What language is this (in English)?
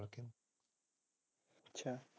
Punjabi